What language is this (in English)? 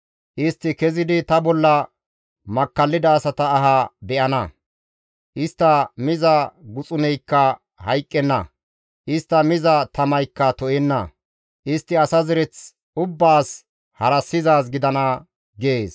Gamo